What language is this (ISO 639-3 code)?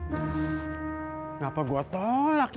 ind